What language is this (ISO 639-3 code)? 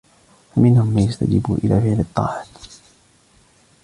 ara